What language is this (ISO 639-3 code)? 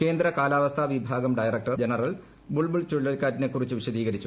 mal